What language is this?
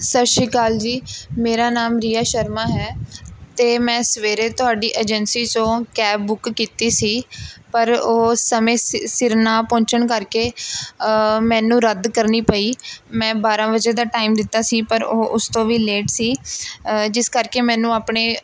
Punjabi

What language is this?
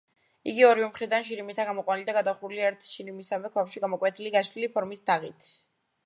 Georgian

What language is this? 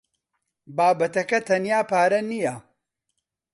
Central Kurdish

